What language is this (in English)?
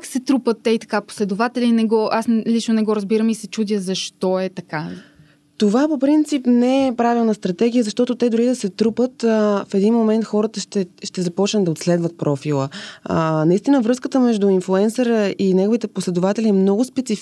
Bulgarian